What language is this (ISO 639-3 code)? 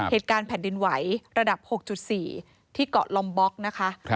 tha